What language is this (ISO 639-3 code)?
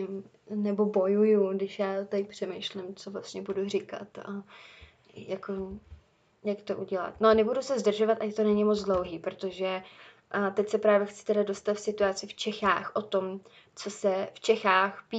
ces